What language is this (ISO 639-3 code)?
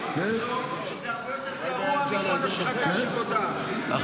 heb